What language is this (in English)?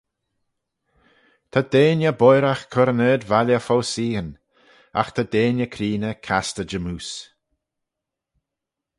Manx